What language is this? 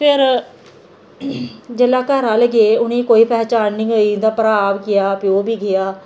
Dogri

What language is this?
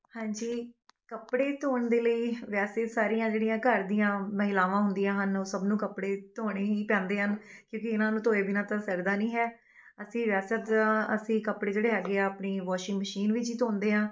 Punjabi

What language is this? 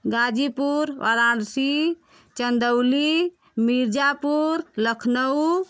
Hindi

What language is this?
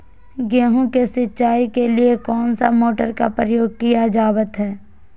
Magahi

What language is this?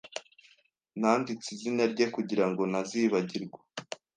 Kinyarwanda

